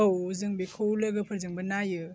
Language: Bodo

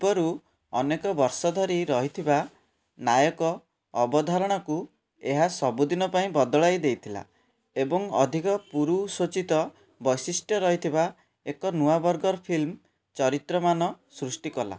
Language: Odia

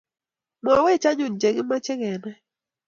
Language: Kalenjin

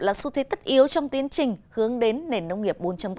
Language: Vietnamese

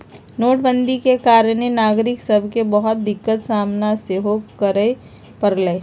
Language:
Magahi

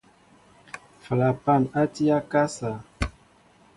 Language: Mbo (Cameroon)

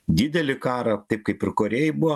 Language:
Lithuanian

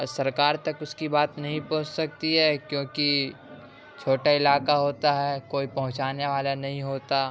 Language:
Urdu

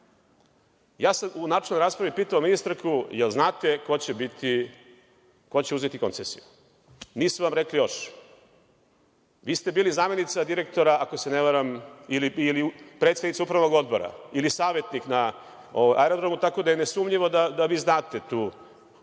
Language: Serbian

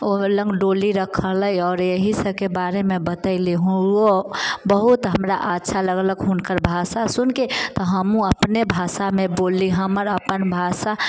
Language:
Maithili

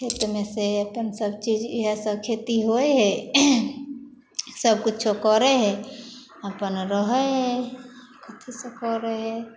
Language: Maithili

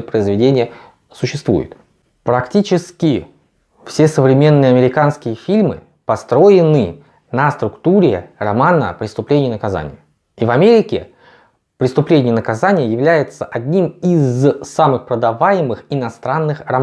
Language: Russian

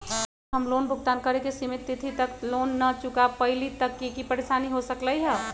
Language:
Magahi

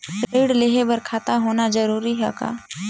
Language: Chhattisgarhi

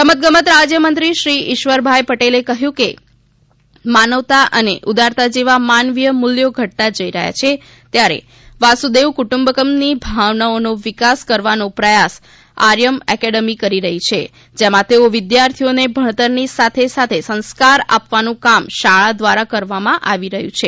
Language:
Gujarati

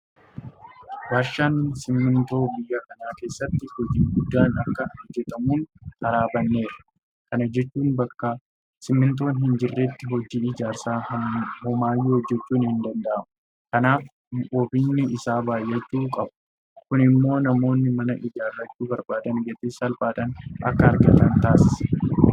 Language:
Oromo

